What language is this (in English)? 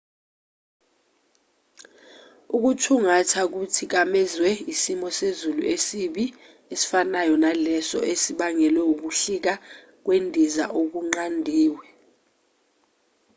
Zulu